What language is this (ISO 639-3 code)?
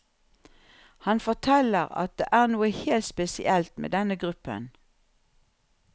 nor